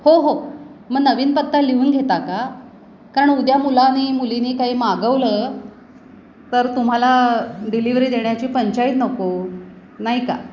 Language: Marathi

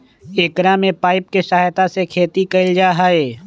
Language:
Magahi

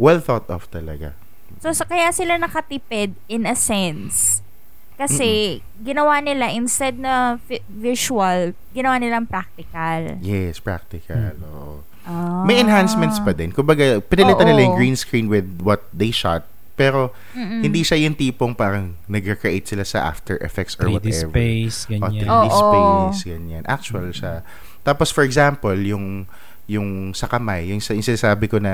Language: Filipino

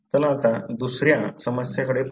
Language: Marathi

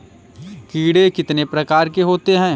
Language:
Hindi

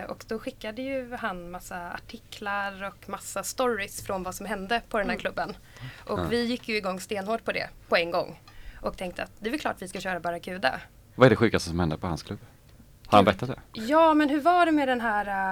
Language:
Swedish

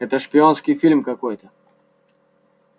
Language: Russian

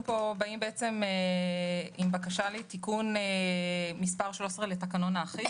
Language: Hebrew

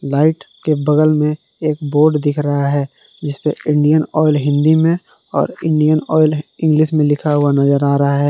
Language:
Hindi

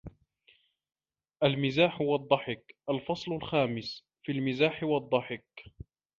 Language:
Arabic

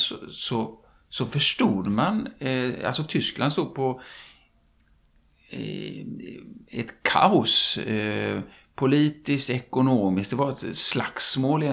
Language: Swedish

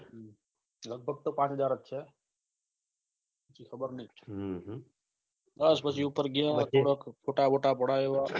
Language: Gujarati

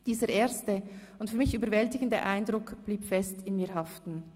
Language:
Swiss German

